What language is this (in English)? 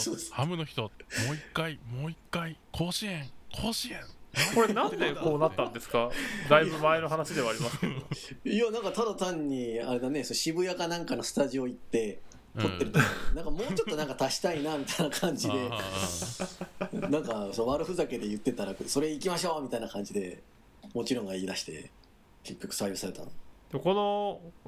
Japanese